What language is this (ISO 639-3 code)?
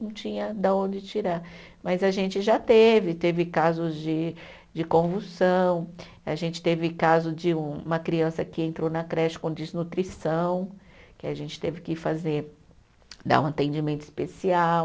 por